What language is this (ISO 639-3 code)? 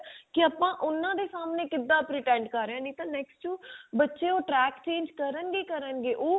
pan